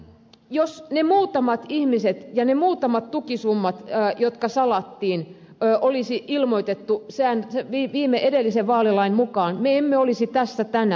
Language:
Finnish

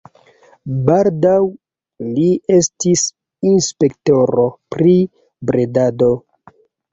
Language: Esperanto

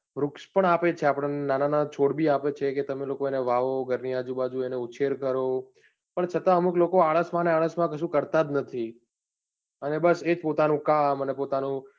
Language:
Gujarati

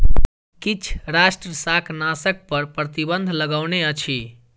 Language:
Maithili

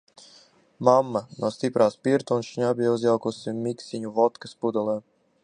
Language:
Latvian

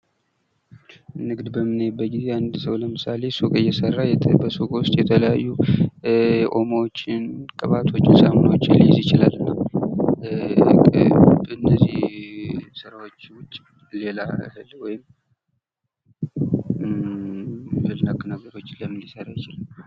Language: Amharic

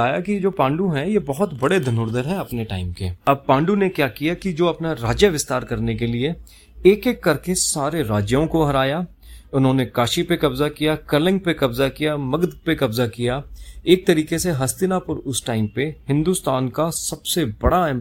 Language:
Hindi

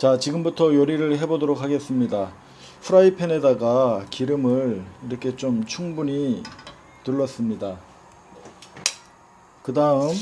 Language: Korean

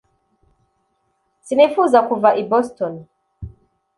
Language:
Kinyarwanda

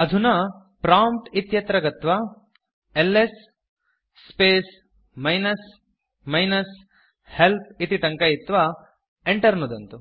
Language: Sanskrit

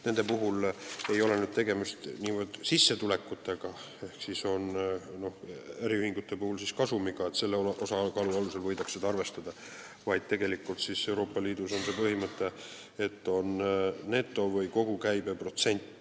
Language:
Estonian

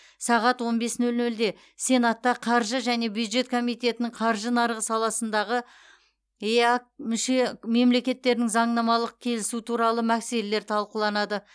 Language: Kazakh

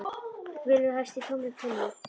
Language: Icelandic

